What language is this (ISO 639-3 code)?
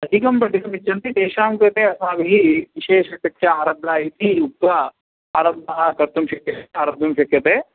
san